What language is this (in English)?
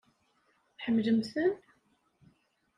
Kabyle